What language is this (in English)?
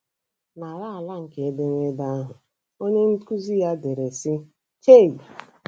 Igbo